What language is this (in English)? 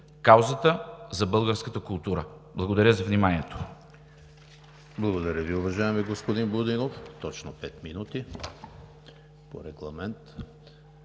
Bulgarian